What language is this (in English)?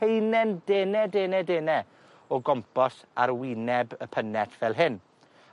Welsh